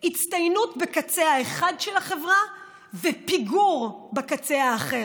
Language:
Hebrew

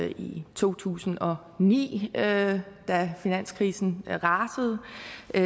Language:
Danish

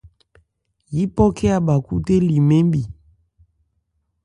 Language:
Ebrié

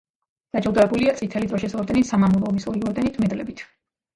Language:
Georgian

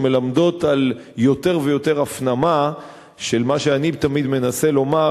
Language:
Hebrew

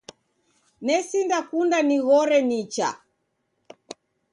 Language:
Taita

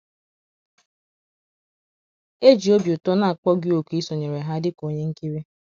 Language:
Igbo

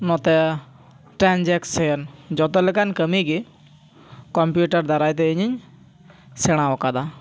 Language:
Santali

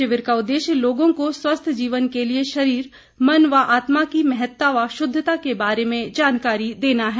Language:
Hindi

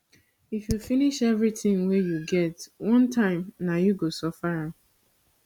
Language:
Nigerian Pidgin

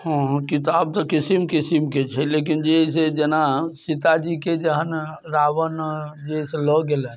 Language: Maithili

